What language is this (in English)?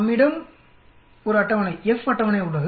Tamil